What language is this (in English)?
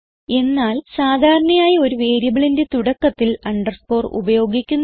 Malayalam